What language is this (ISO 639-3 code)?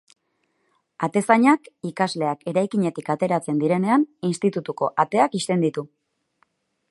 eus